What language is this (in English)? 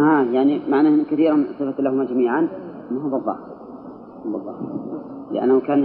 Arabic